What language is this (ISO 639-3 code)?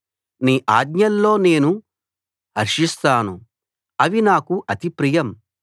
tel